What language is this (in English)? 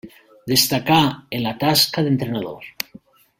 Catalan